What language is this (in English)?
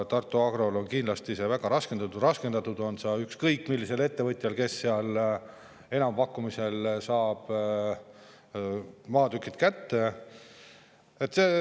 Estonian